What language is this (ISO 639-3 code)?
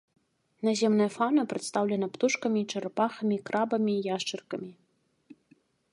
bel